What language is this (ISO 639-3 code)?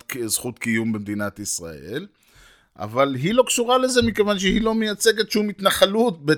heb